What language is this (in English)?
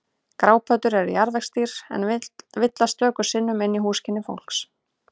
Icelandic